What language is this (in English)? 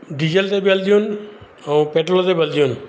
Sindhi